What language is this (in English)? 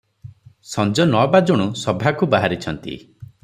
Odia